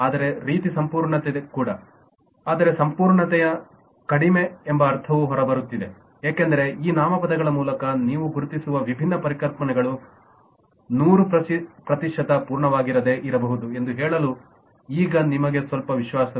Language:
Kannada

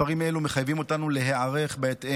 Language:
Hebrew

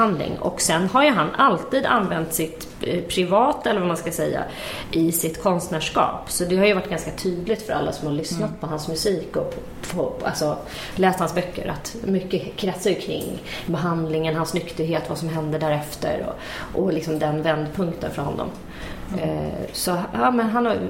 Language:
Swedish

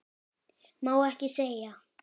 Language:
Icelandic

